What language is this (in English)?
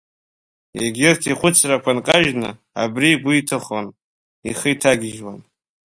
Abkhazian